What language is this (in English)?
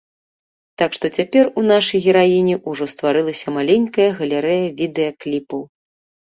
Belarusian